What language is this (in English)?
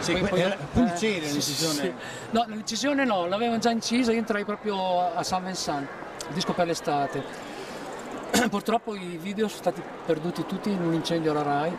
Italian